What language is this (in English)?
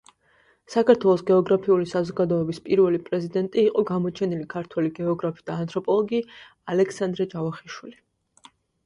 Georgian